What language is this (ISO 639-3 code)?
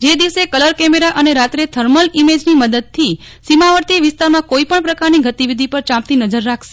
guj